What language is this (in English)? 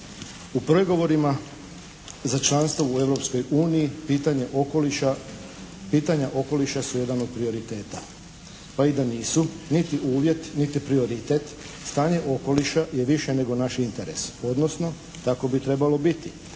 Croatian